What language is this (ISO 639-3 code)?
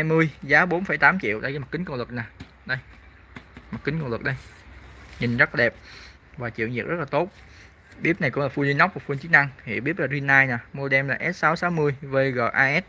vie